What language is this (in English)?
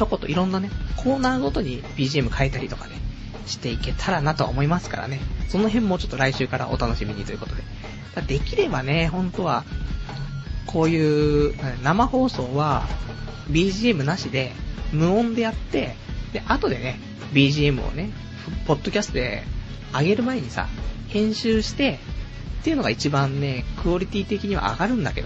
Japanese